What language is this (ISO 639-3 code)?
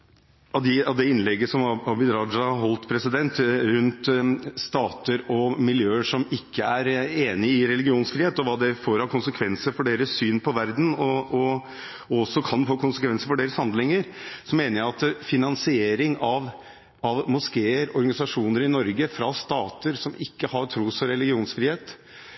nob